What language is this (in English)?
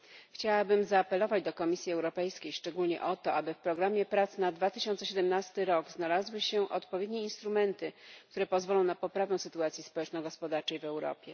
Polish